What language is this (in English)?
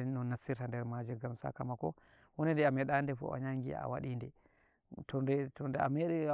Nigerian Fulfulde